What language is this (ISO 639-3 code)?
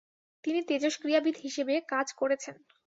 ben